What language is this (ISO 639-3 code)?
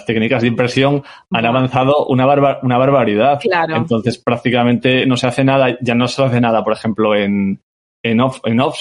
spa